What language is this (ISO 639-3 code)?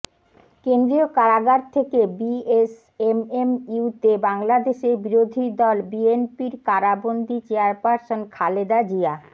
ben